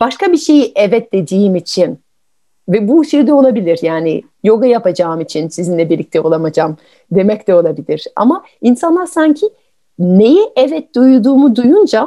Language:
Turkish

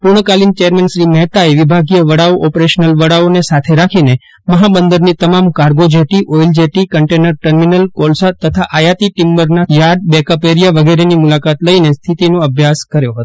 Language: Gujarati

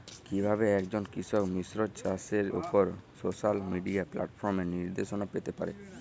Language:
Bangla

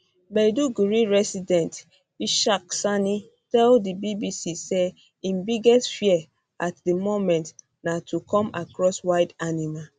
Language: Nigerian Pidgin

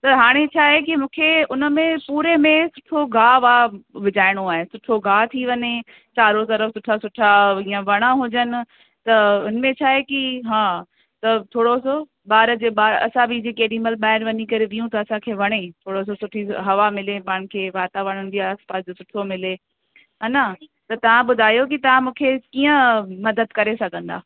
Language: Sindhi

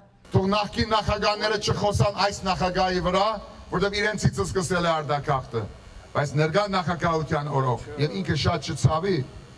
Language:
Romanian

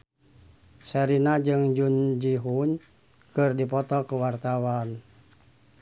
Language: Sundanese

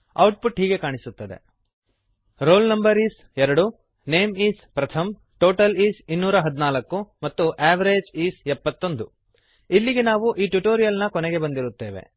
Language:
Kannada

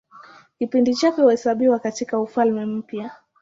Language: Swahili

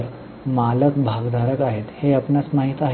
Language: Marathi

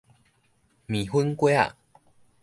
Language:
Min Nan Chinese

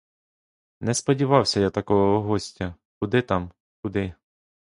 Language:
Ukrainian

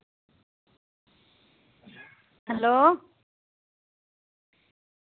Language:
Dogri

